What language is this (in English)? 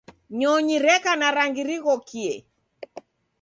Taita